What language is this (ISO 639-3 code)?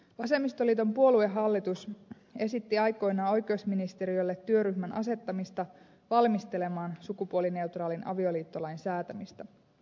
fin